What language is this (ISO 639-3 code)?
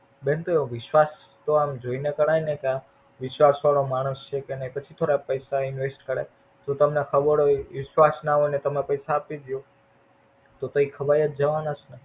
guj